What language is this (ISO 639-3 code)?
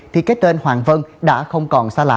vie